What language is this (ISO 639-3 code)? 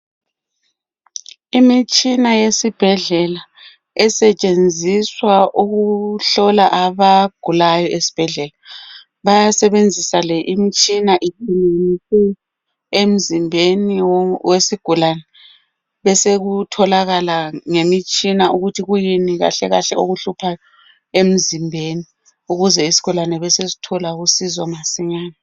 nde